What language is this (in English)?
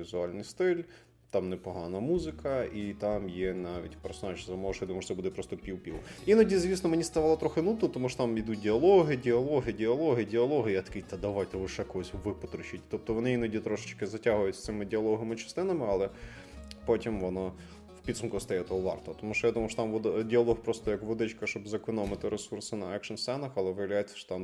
Ukrainian